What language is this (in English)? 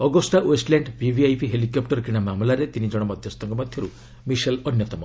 Odia